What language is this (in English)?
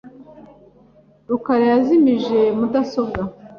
Kinyarwanda